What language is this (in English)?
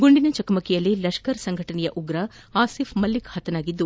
Kannada